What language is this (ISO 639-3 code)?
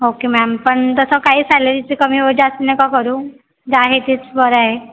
mar